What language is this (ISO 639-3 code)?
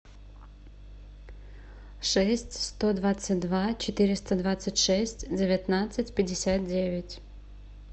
rus